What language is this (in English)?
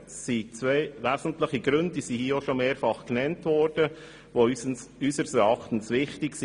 Swiss German